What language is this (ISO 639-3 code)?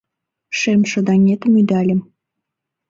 chm